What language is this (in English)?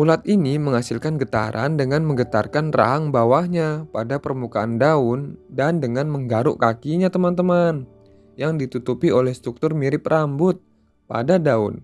Indonesian